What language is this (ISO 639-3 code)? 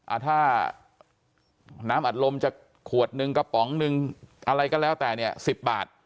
tha